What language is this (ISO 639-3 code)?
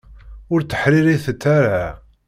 kab